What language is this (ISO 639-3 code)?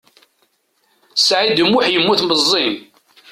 kab